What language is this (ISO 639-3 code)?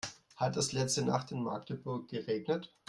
deu